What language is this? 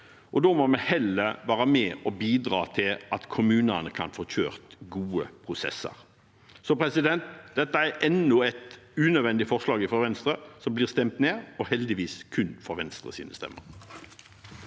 Norwegian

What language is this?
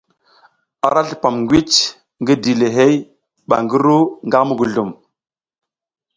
South Giziga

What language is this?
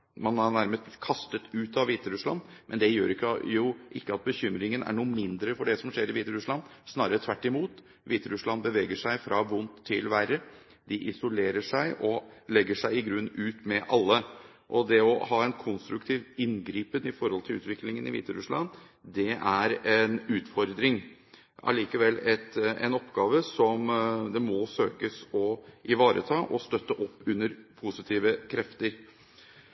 Norwegian Bokmål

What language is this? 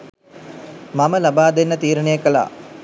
Sinhala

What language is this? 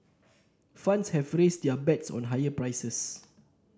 English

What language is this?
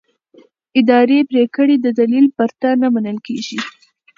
Pashto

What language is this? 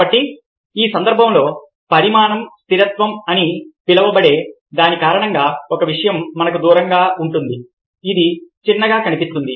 Telugu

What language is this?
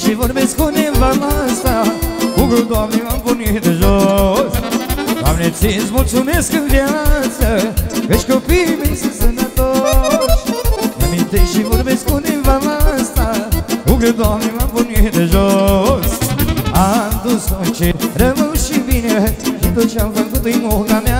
Romanian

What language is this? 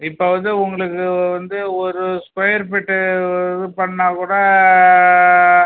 Tamil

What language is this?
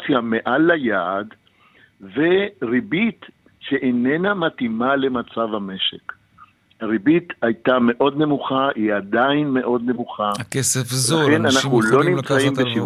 Hebrew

